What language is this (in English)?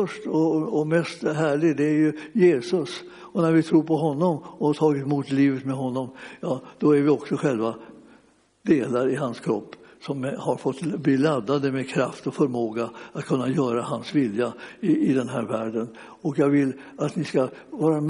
Swedish